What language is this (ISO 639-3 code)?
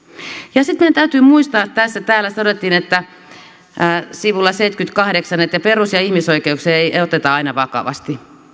fin